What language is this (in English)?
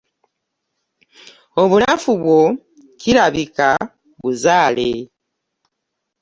Ganda